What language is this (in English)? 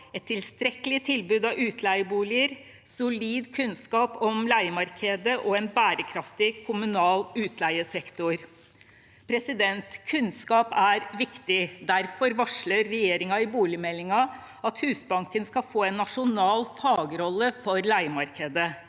Norwegian